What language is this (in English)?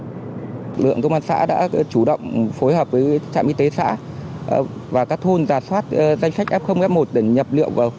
Vietnamese